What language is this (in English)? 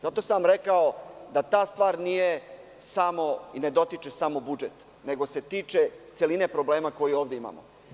Serbian